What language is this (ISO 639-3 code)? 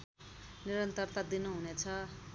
nep